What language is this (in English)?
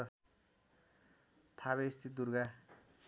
Nepali